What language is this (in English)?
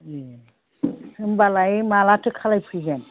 Bodo